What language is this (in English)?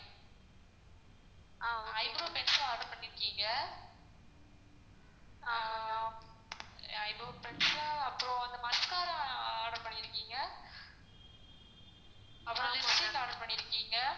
Tamil